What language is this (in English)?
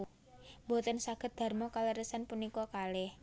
Javanese